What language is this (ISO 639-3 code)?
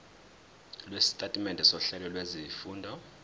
zul